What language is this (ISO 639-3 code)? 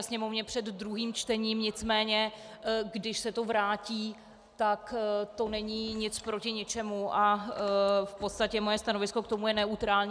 ces